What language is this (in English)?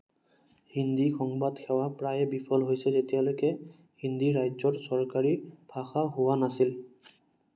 Assamese